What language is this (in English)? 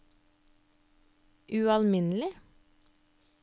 Norwegian